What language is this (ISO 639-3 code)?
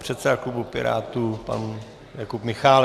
ces